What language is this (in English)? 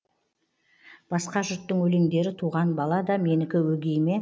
Kazakh